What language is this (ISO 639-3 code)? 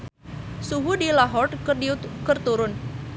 sun